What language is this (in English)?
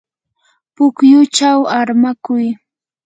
Yanahuanca Pasco Quechua